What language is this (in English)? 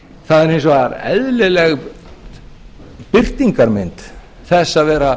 Icelandic